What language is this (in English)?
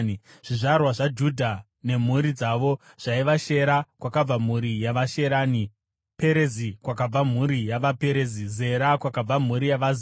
Shona